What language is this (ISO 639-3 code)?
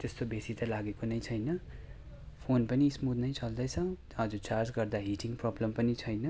nep